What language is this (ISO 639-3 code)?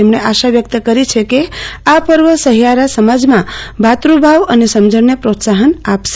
guj